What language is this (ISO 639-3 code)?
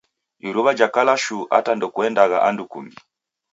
dav